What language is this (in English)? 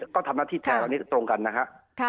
Thai